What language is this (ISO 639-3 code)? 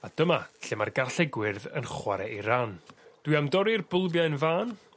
cym